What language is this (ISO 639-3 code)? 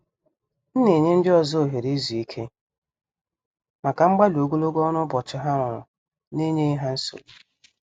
ibo